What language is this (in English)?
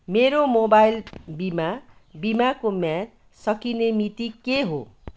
Nepali